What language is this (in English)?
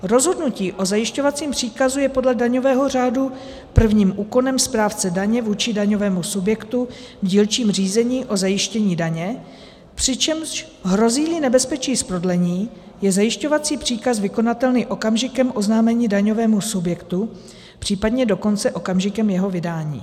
Czech